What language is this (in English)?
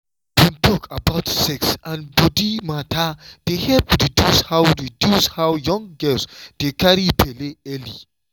Nigerian Pidgin